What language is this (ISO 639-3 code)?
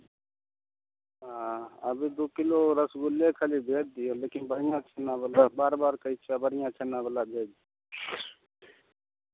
mai